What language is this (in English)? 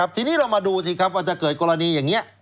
Thai